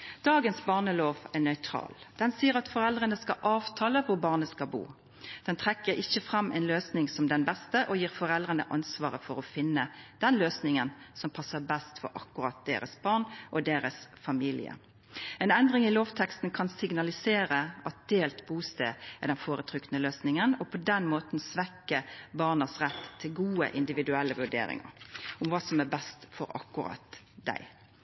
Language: Norwegian Nynorsk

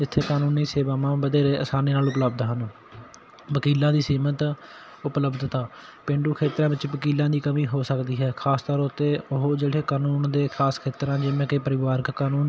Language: Punjabi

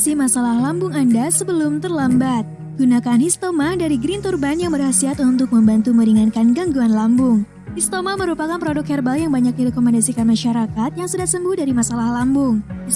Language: Indonesian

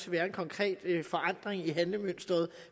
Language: Danish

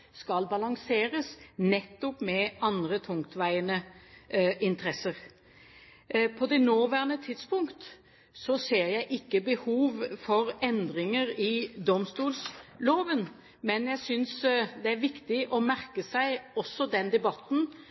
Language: Norwegian Bokmål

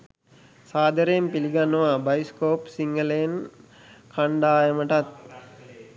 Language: Sinhala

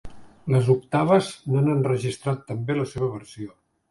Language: Catalan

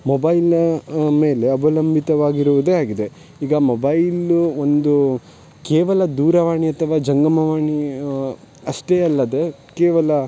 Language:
Kannada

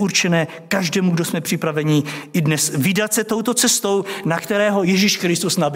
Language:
Czech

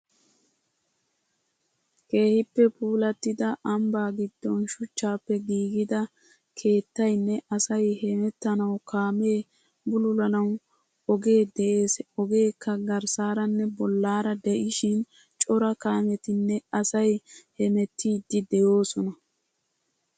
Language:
Wolaytta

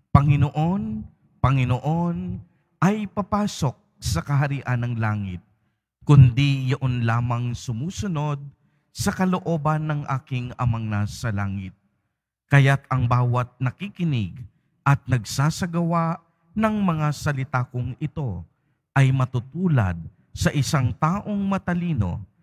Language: Filipino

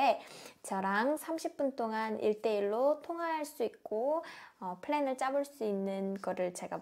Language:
Korean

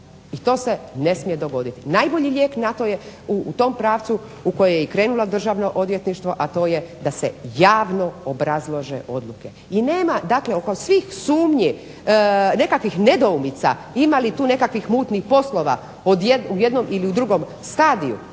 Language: Croatian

